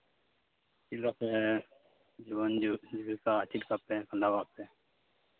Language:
Santali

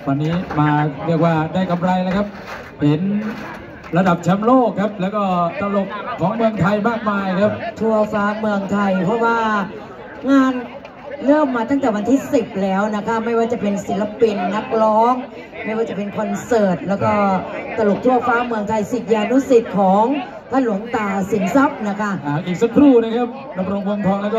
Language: Thai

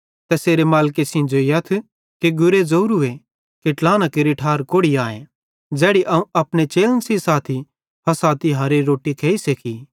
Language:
Bhadrawahi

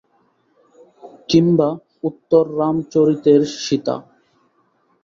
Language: Bangla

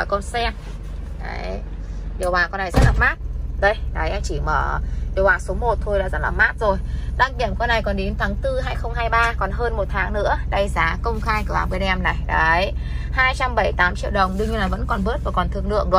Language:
Vietnamese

